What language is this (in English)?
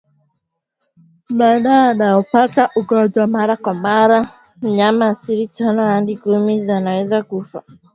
Swahili